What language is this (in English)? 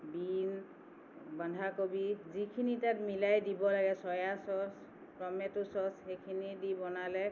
Assamese